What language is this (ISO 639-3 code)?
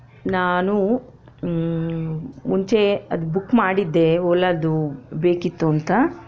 kan